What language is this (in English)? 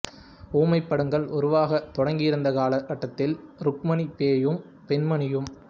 Tamil